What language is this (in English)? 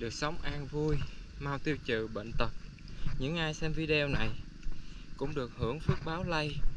Vietnamese